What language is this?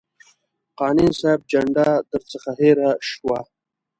Pashto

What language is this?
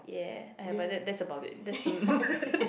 English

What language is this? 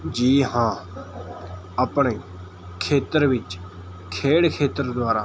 Punjabi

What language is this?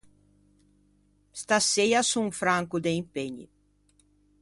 Ligurian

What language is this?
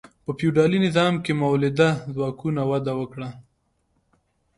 Pashto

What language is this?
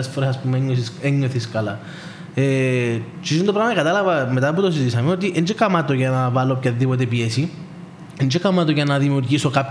Greek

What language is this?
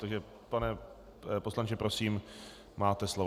Czech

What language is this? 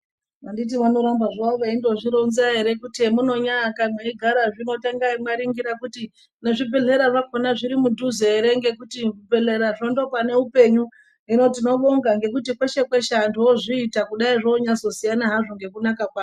Ndau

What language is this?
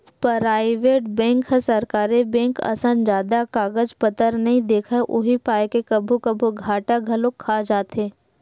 Chhattisgarhi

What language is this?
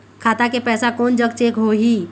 Chhattisgarhi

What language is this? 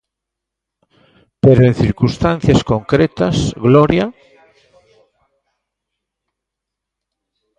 Galician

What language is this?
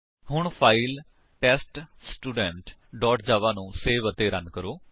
Punjabi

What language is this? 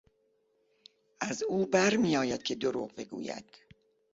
Persian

